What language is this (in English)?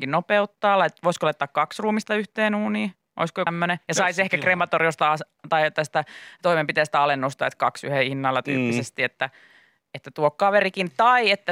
Finnish